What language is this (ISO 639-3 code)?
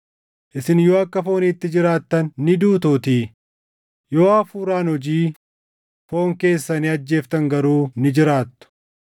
orm